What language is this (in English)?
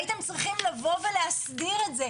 Hebrew